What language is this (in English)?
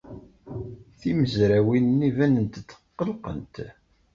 Kabyle